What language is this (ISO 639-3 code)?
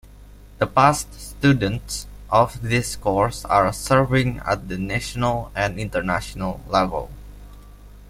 eng